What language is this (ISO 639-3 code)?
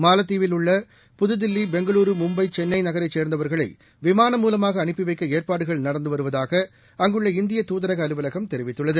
tam